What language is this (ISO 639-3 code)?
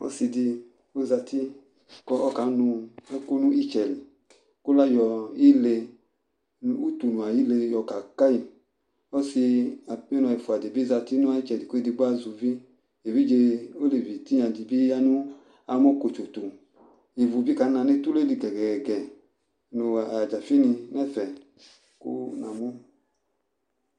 kpo